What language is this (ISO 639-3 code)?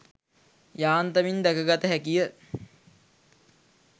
sin